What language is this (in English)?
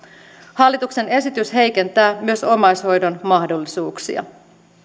Finnish